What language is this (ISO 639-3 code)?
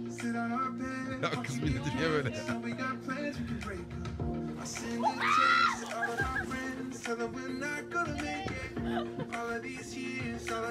tur